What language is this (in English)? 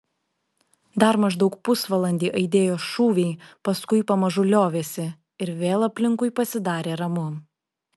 Lithuanian